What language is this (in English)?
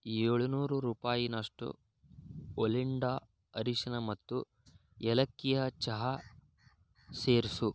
Kannada